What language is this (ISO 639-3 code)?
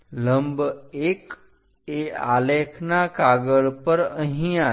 guj